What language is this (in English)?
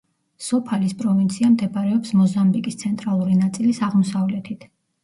Georgian